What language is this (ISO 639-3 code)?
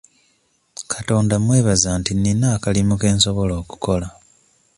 lug